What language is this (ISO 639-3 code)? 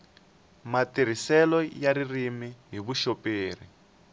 tso